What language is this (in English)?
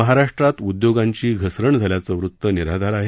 Marathi